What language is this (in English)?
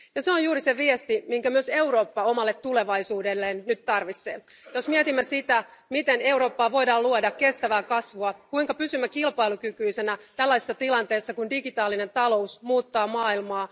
Finnish